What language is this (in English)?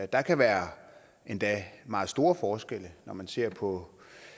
Danish